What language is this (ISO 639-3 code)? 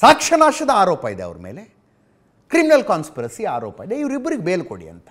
kan